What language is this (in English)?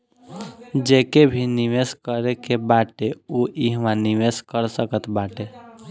Bhojpuri